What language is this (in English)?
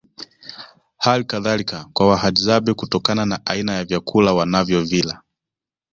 Swahili